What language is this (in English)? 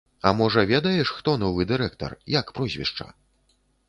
Belarusian